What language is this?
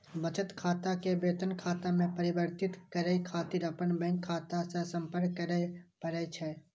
Maithili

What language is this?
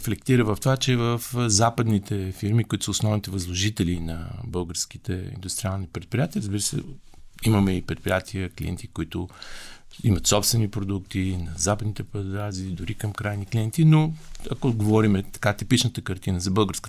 Bulgarian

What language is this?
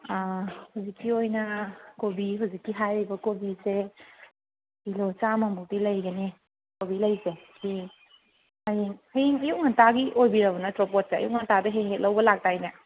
Manipuri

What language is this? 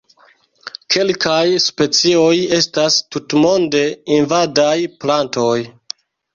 Esperanto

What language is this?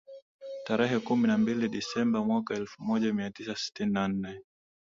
Swahili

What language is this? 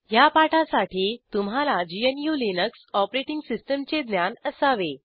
Marathi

